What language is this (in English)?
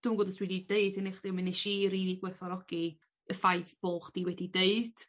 Welsh